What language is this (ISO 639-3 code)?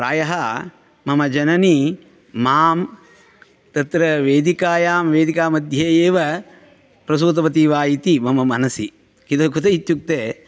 san